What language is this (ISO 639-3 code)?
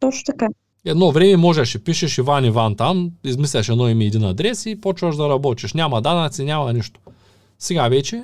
bul